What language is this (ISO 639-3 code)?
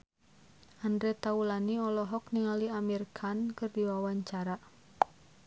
sun